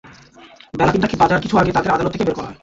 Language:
Bangla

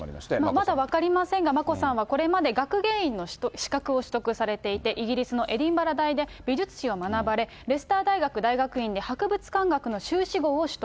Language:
Japanese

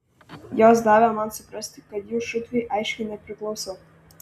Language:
Lithuanian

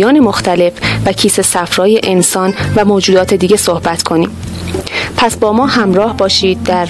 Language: Persian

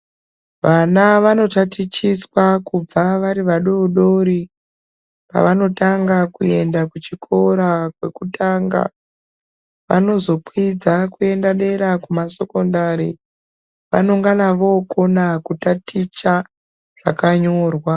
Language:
Ndau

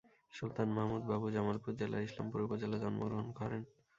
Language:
Bangla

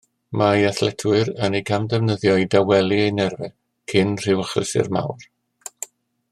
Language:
Welsh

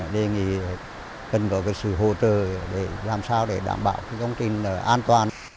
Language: Vietnamese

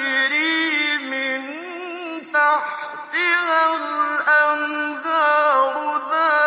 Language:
Arabic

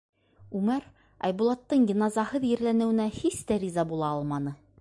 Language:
Bashkir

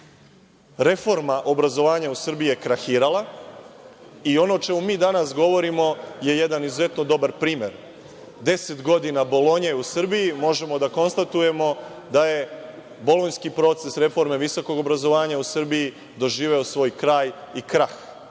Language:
Serbian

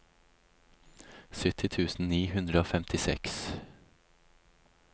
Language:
Norwegian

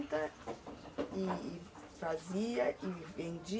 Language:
Portuguese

